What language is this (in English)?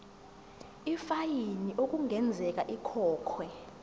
Zulu